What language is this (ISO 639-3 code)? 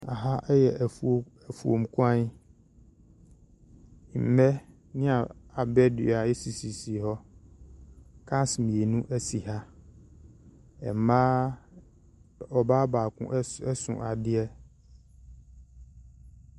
aka